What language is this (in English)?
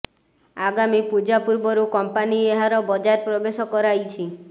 Odia